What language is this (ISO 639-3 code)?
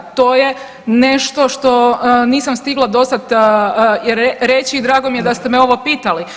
hrv